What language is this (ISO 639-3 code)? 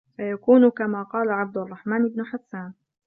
ara